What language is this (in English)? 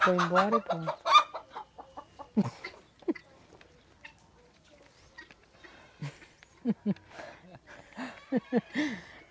Portuguese